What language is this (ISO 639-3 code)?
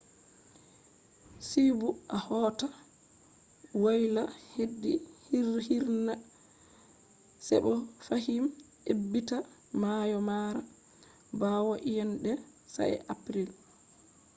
ful